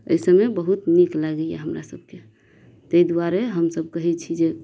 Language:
Maithili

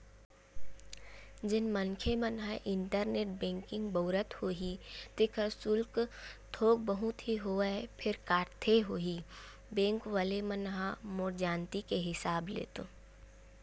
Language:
Chhattisgarhi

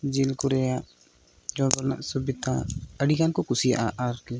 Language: Santali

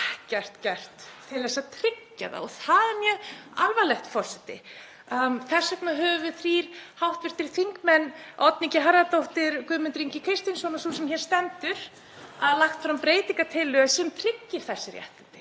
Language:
Icelandic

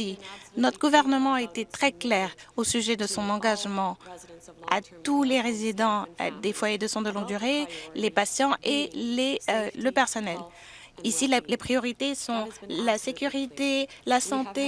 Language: French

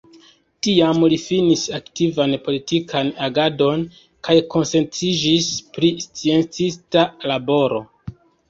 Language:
Esperanto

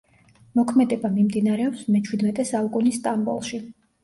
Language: Georgian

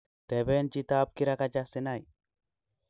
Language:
Kalenjin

